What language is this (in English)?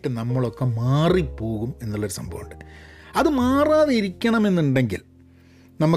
Malayalam